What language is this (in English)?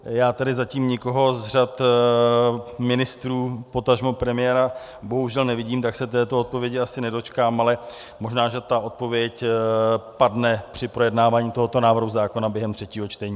Czech